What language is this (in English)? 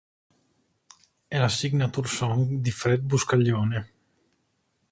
Italian